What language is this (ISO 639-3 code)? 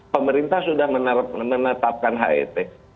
ind